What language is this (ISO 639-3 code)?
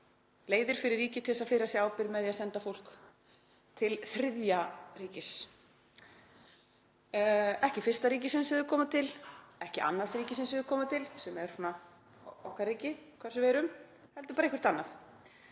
isl